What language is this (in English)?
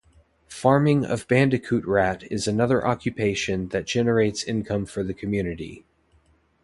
English